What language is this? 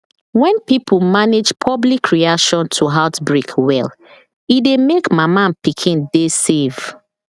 Nigerian Pidgin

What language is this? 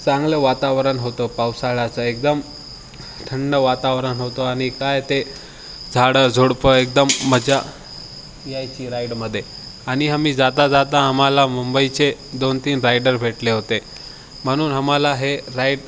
Marathi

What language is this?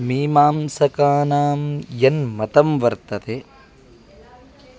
Sanskrit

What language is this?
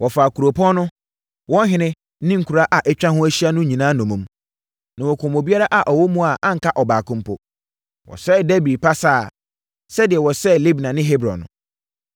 Akan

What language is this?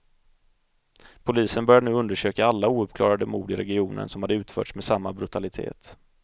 Swedish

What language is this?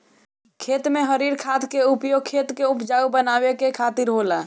Bhojpuri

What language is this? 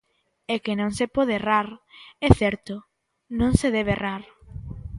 Galician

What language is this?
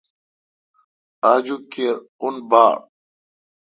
Kalkoti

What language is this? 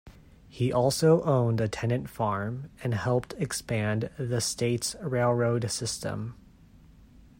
English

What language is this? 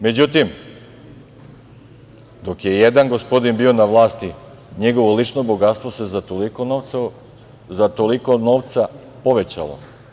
Serbian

